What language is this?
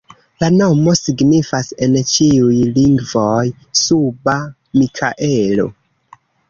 Esperanto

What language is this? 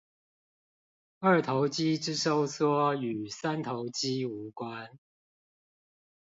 Chinese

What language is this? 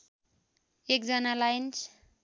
Nepali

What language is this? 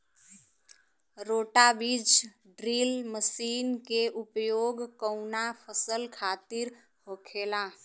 Bhojpuri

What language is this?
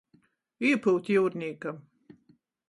Latgalian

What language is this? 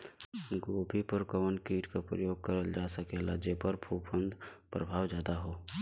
Bhojpuri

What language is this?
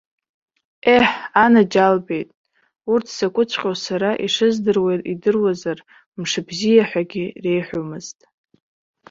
Abkhazian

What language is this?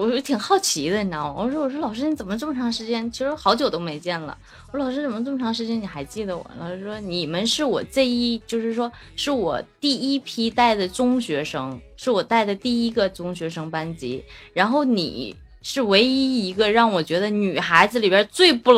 Chinese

